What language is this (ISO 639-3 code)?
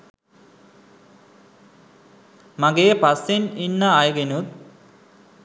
sin